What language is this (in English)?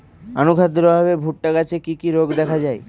Bangla